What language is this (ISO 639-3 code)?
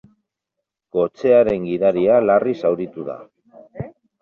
eus